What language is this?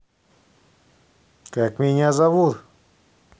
Russian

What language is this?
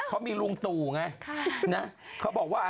Thai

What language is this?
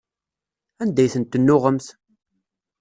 Kabyle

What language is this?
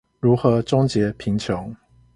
Chinese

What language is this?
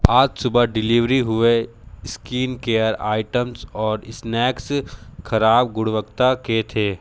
Hindi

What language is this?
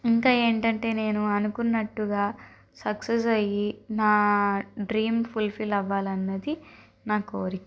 Telugu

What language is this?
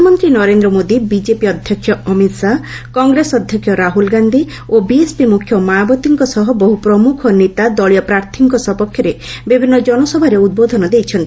Odia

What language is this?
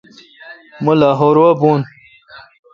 Kalkoti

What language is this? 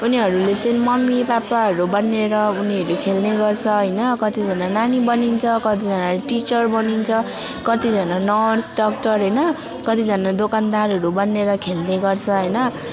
Nepali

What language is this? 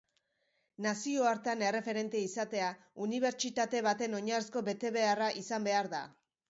Basque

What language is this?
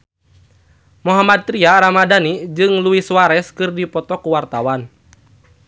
Sundanese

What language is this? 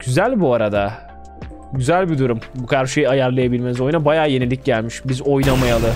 Turkish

